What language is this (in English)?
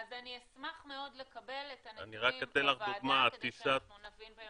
Hebrew